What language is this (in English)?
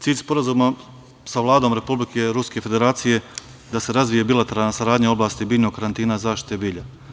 Serbian